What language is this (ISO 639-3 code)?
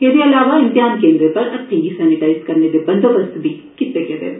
doi